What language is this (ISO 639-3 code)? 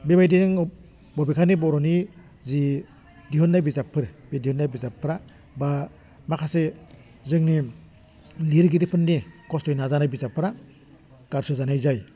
brx